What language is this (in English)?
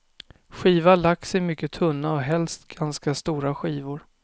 Swedish